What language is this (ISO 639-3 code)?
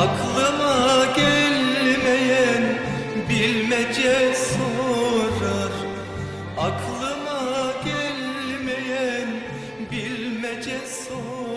tur